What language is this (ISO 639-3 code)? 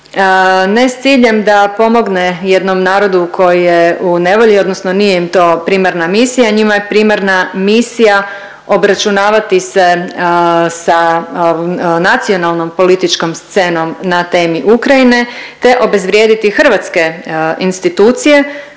hrv